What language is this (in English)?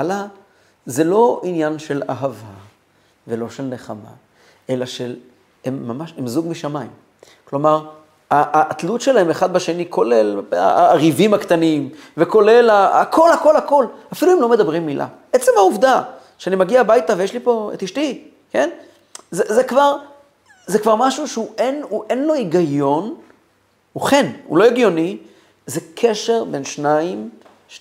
Hebrew